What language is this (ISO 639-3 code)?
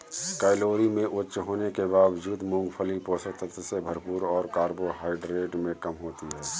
hin